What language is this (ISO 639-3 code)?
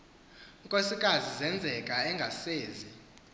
xho